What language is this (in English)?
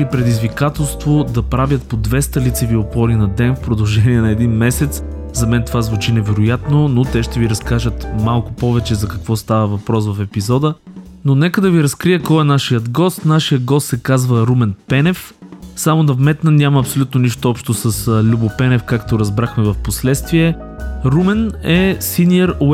Bulgarian